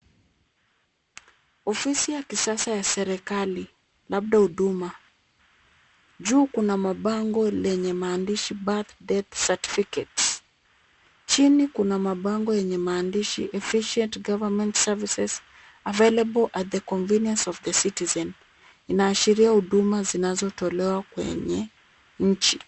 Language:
Swahili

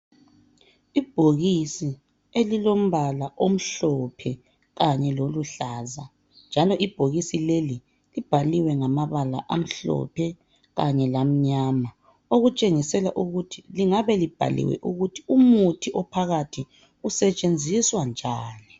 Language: North Ndebele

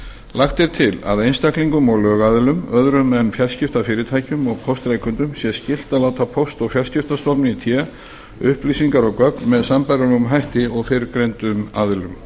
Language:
Icelandic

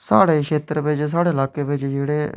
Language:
Dogri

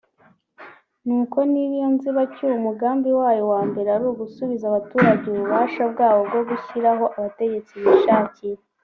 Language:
Kinyarwanda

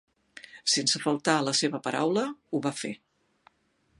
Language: Catalan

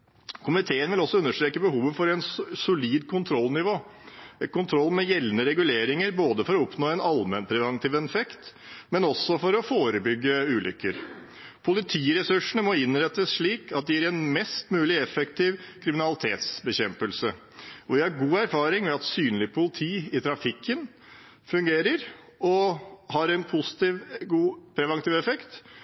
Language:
Norwegian Bokmål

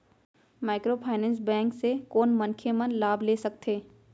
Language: Chhattisgarhi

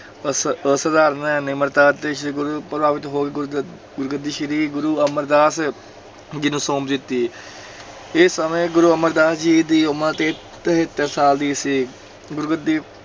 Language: Punjabi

